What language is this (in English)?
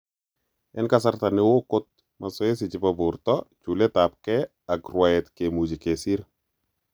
Kalenjin